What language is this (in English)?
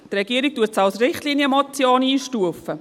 Swiss German